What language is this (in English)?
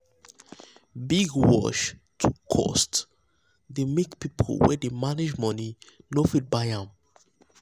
Nigerian Pidgin